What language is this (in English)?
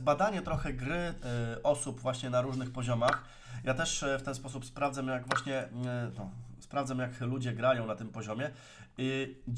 Polish